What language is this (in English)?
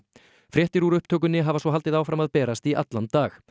Icelandic